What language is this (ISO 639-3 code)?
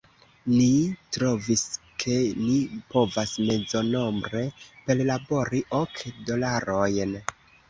epo